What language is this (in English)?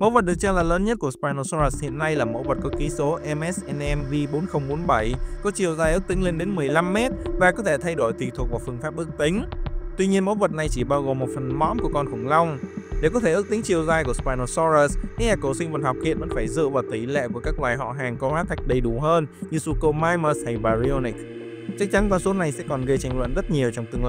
Vietnamese